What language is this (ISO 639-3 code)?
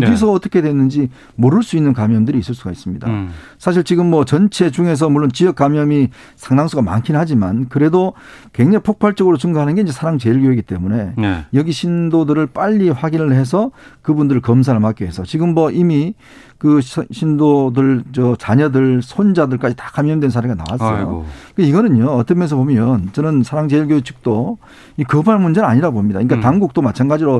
kor